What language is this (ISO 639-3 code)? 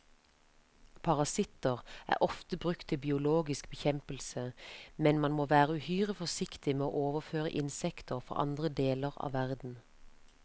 nor